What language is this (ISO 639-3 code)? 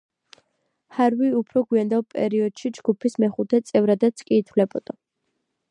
kat